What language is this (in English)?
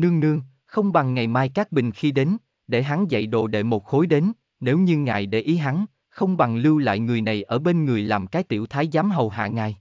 Vietnamese